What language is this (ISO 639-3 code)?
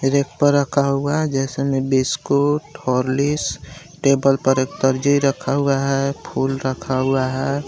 hin